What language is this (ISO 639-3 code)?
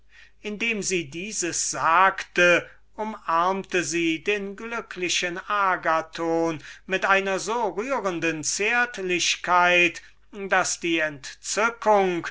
deu